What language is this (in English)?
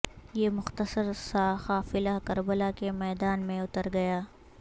Urdu